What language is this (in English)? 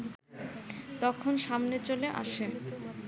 Bangla